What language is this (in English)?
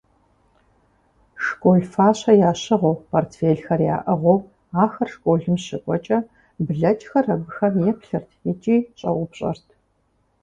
Kabardian